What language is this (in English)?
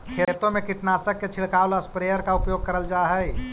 Magahi